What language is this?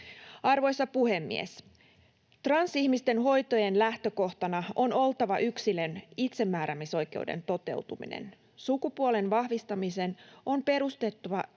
Finnish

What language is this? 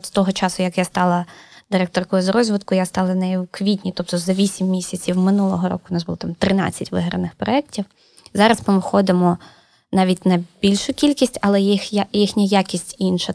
Ukrainian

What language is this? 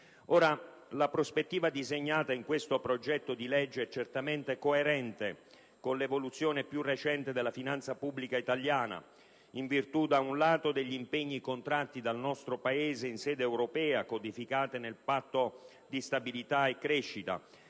Italian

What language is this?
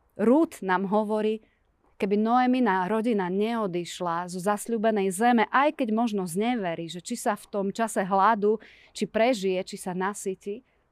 Slovak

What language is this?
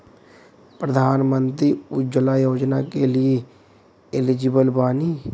Bhojpuri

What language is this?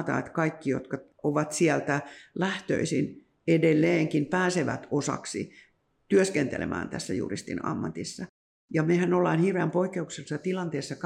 Finnish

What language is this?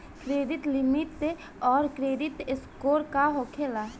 Bhojpuri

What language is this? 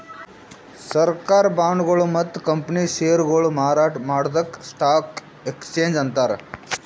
Kannada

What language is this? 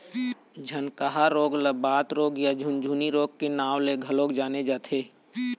Chhattisgarhi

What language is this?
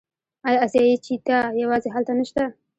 Pashto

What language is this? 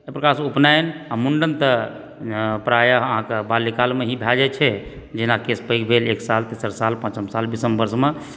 Maithili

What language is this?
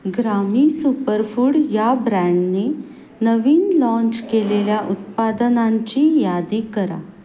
Marathi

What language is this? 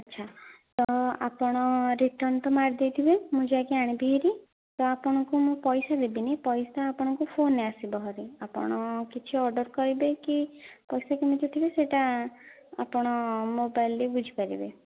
Odia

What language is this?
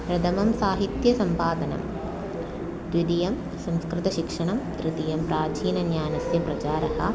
Sanskrit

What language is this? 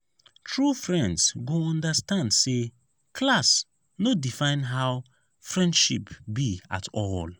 Nigerian Pidgin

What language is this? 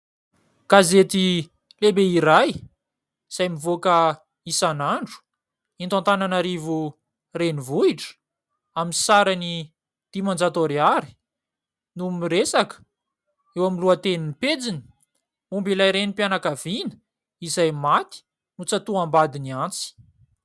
Malagasy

